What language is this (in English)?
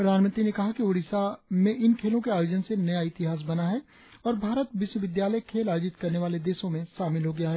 Hindi